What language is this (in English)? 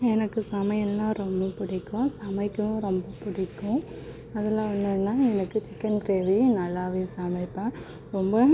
Tamil